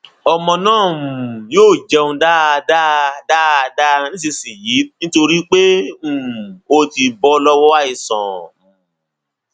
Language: Yoruba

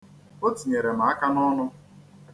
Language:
Igbo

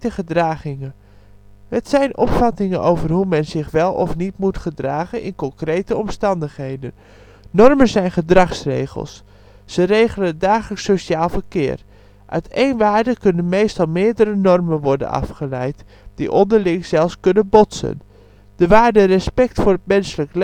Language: Dutch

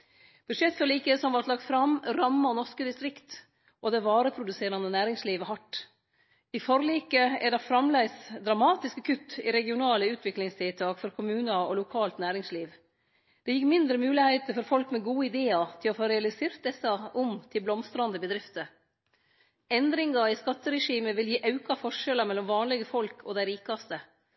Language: Norwegian Nynorsk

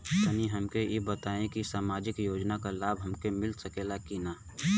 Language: Bhojpuri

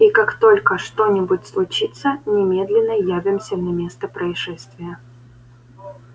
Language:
Russian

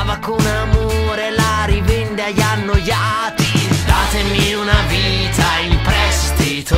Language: Romanian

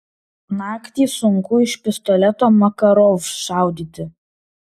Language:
Lithuanian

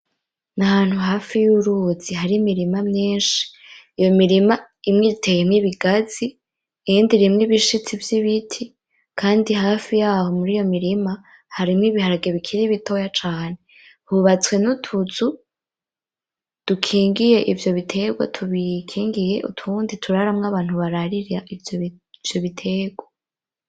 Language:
Rundi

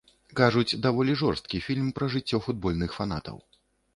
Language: Belarusian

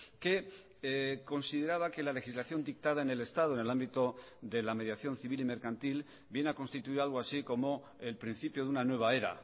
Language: Spanish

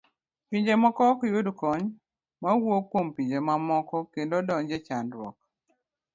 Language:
Luo (Kenya and Tanzania)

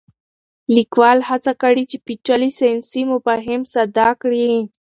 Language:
Pashto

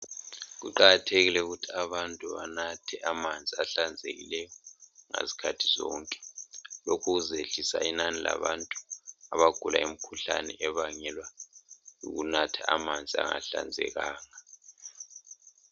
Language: North Ndebele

